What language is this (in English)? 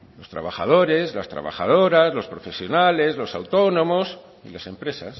Spanish